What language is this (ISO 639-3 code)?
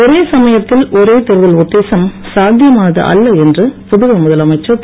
tam